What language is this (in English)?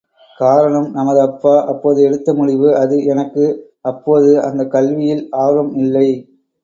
Tamil